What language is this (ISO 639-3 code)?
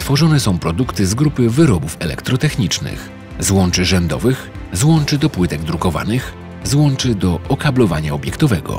pol